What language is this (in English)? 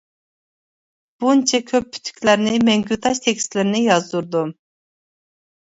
Uyghur